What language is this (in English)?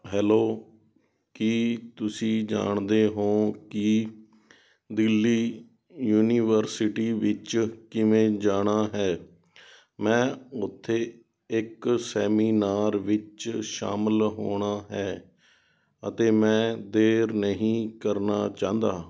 Punjabi